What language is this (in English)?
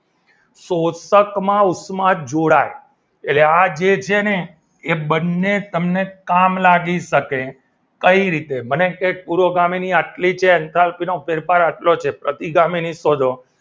Gujarati